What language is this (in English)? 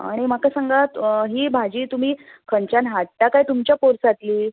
Konkani